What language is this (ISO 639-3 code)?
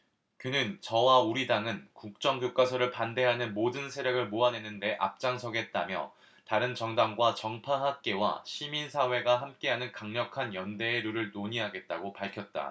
kor